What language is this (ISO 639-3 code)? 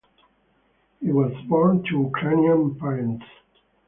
eng